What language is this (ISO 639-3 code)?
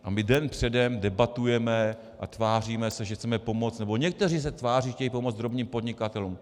ces